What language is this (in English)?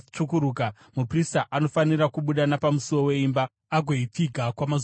Shona